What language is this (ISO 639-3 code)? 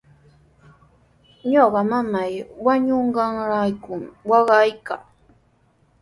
qws